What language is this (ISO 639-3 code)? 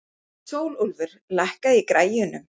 isl